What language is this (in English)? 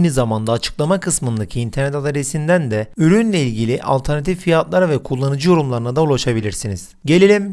Turkish